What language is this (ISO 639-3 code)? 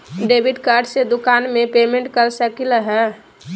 mag